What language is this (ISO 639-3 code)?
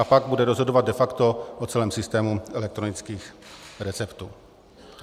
ces